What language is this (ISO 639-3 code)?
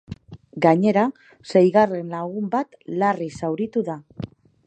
eus